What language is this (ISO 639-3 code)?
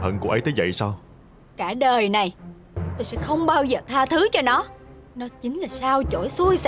vie